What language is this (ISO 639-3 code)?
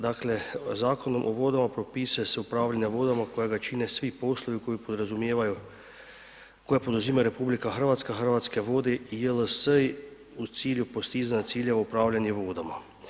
hrv